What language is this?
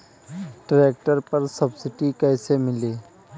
Bhojpuri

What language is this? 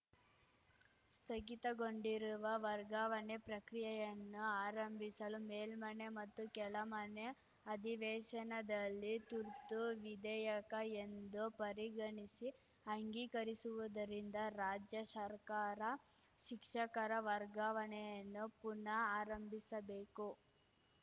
Kannada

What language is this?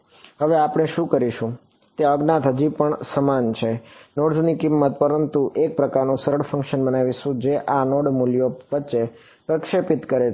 Gujarati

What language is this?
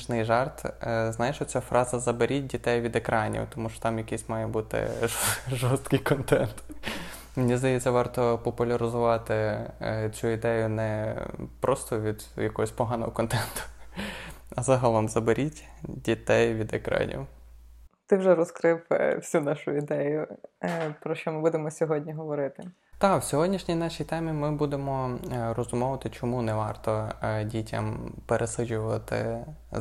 Ukrainian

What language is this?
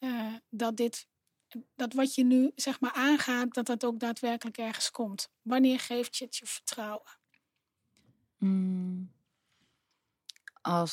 Dutch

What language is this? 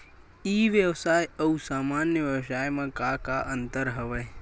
Chhattisgarhi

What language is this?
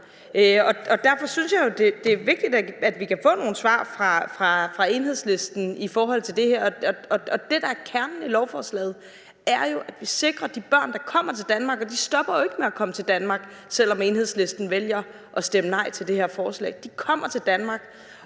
Danish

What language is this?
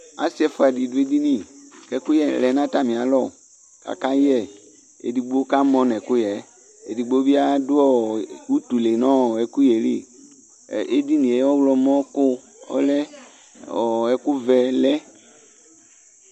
Ikposo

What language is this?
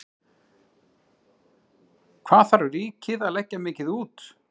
Icelandic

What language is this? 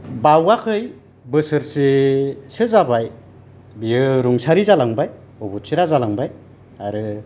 Bodo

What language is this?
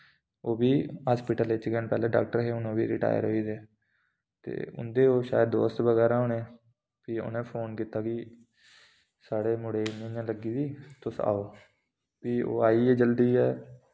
Dogri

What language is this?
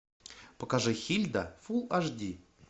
Russian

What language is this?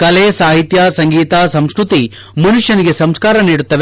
Kannada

